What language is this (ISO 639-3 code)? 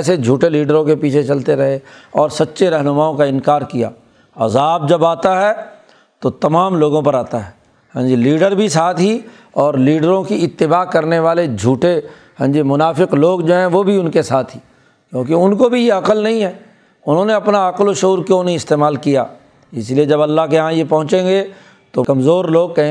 urd